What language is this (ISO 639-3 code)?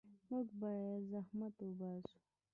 pus